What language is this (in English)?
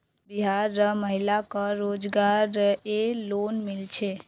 Magahi